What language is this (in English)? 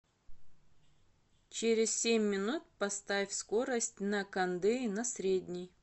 Russian